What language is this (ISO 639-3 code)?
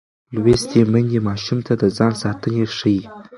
pus